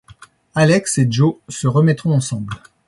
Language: French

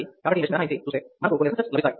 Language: Telugu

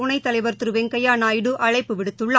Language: Tamil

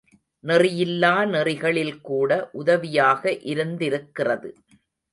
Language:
Tamil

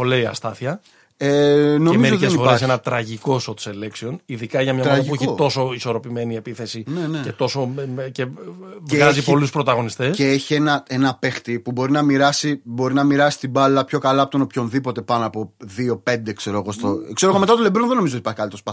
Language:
Greek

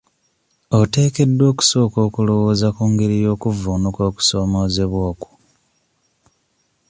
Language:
Ganda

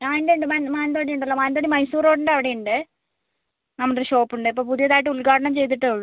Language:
Malayalam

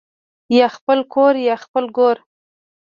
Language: Pashto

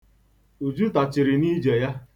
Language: Igbo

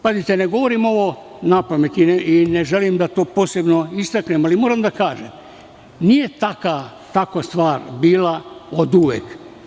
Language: Serbian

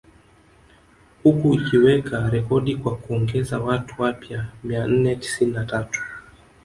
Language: Swahili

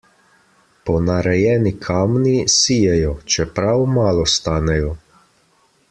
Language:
Slovenian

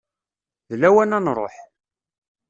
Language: Kabyle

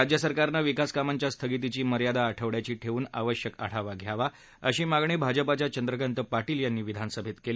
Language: Marathi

